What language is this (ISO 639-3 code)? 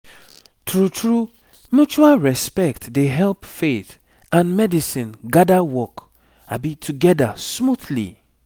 pcm